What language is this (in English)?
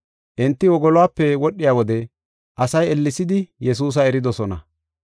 Gofa